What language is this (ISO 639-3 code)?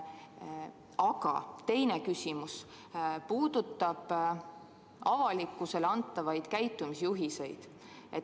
est